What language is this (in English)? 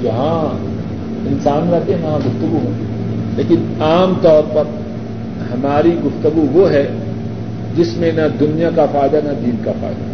Urdu